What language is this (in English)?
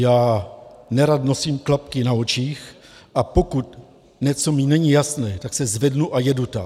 Czech